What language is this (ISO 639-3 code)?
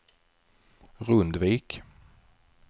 swe